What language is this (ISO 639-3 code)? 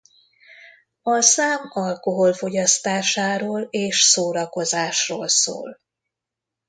hun